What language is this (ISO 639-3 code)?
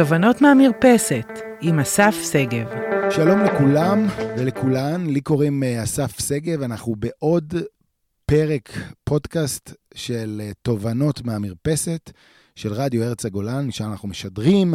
heb